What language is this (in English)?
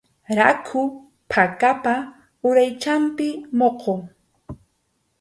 Arequipa-La Unión Quechua